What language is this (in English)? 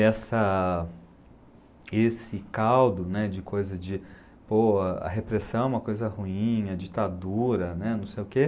Portuguese